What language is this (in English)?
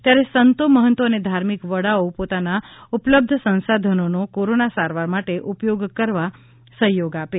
Gujarati